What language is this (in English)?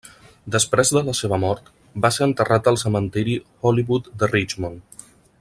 Catalan